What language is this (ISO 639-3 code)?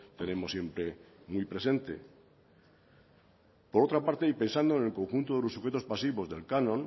spa